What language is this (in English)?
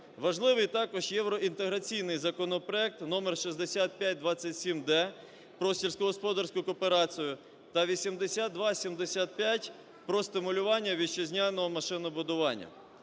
Ukrainian